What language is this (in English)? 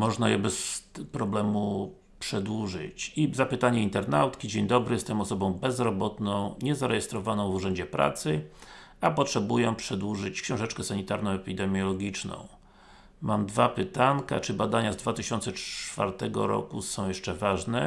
Polish